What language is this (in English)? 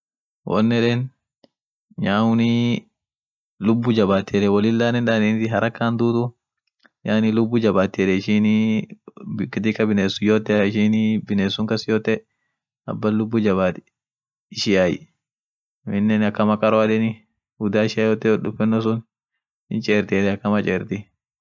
Orma